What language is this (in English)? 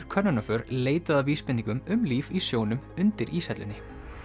Icelandic